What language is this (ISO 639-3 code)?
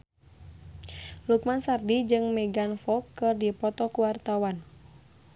sun